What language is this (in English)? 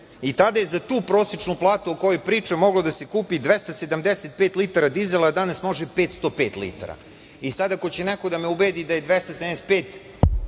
Serbian